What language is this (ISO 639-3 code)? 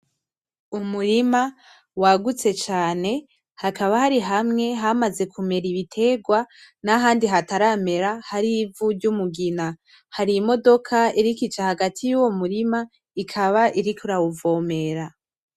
run